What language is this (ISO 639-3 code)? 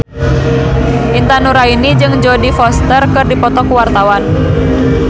sun